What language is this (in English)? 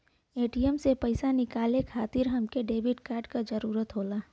Bhojpuri